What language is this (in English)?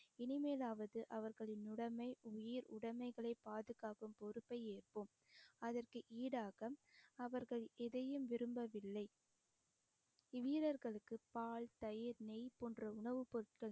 Tamil